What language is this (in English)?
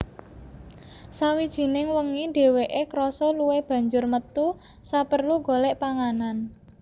Javanese